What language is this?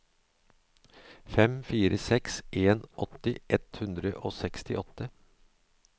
Norwegian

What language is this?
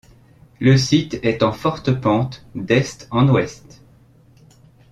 French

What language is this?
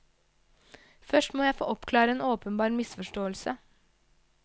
Norwegian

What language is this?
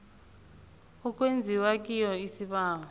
South Ndebele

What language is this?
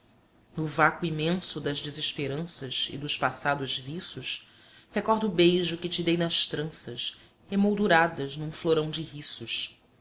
Portuguese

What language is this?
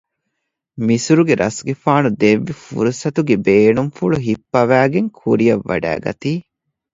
Divehi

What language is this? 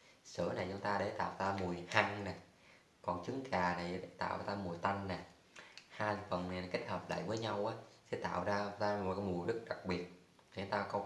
Vietnamese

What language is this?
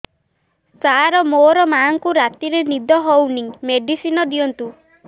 Odia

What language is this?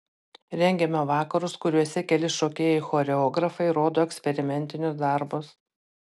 Lithuanian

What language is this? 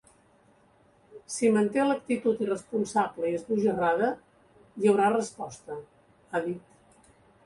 Catalan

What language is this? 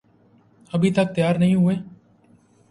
Urdu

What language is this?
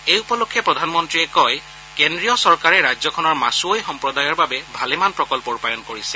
Assamese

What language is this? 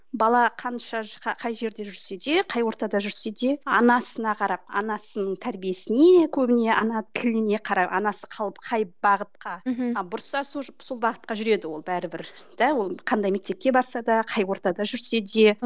Kazakh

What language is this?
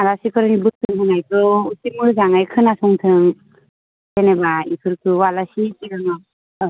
Bodo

